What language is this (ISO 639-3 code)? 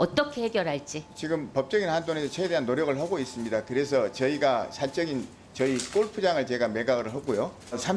kor